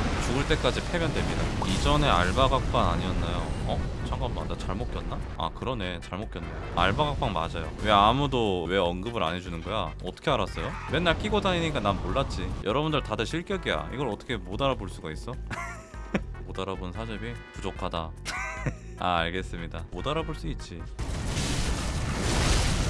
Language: Korean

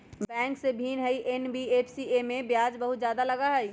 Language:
Magahi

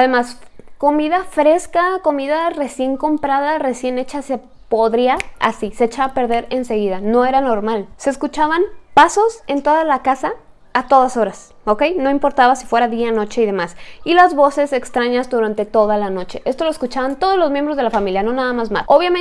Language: Spanish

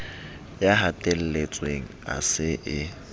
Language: Southern Sotho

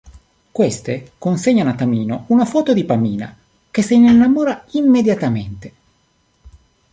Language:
Italian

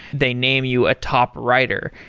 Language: English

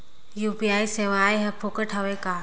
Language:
Chhattisgarhi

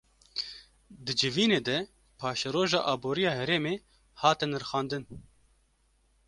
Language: Kurdish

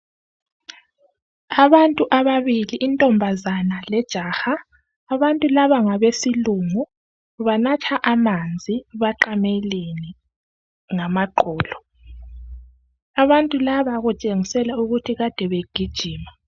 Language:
North Ndebele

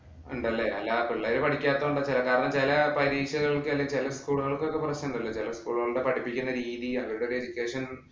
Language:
Malayalam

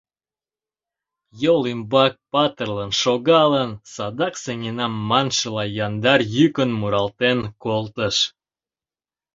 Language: Mari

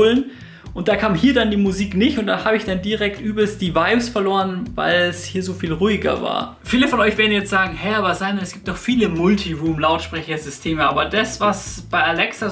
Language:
German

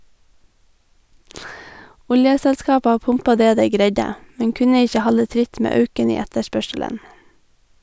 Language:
Norwegian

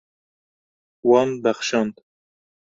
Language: Kurdish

